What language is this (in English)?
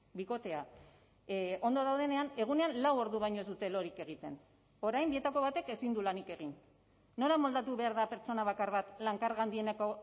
Basque